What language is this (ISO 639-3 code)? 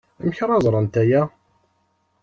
kab